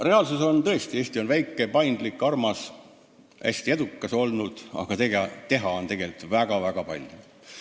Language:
Estonian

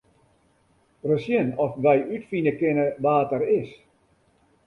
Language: Western Frisian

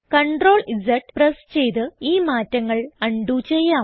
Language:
Malayalam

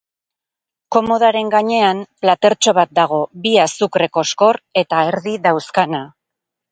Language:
Basque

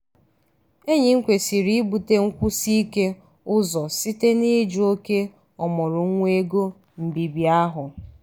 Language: Igbo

